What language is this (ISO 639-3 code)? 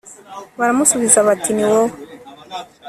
kin